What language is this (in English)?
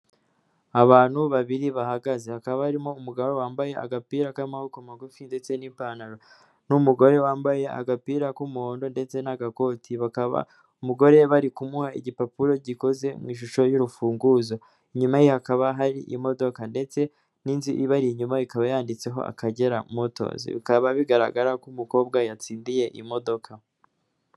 Kinyarwanda